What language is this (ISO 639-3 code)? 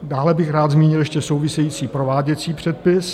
ces